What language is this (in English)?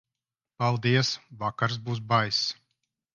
Latvian